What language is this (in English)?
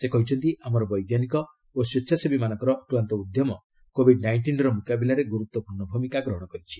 Odia